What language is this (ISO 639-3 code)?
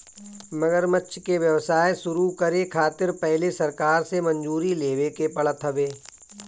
bho